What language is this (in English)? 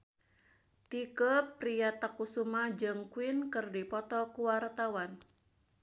Sundanese